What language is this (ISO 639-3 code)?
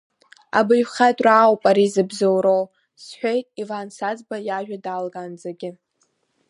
abk